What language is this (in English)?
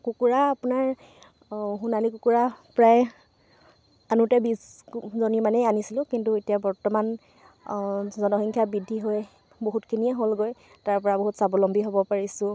Assamese